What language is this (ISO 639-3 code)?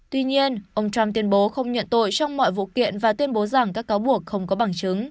vie